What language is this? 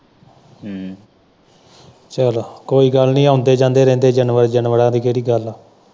Punjabi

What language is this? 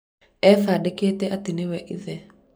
Kikuyu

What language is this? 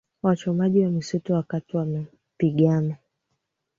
Swahili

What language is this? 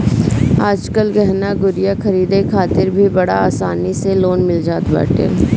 Bhojpuri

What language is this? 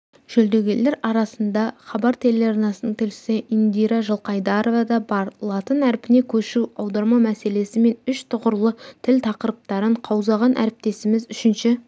Kazakh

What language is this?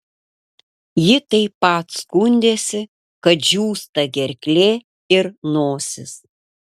Lithuanian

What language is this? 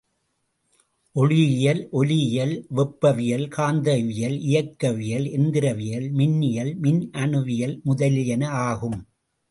Tamil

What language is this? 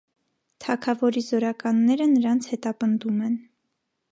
Armenian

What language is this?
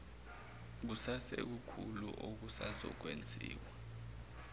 Zulu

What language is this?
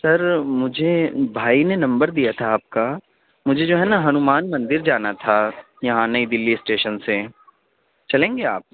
Urdu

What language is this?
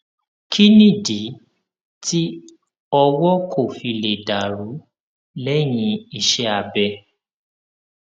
Yoruba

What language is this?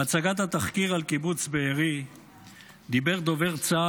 Hebrew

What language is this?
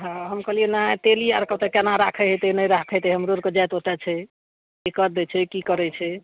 Maithili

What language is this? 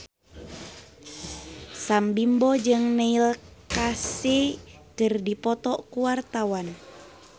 Sundanese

